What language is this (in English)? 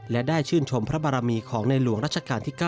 Thai